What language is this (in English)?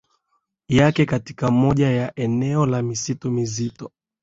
Swahili